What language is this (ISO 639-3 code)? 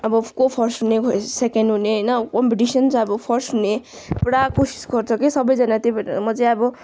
nep